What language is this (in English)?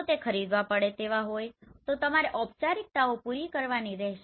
Gujarati